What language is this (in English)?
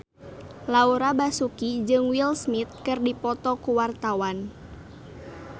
Sundanese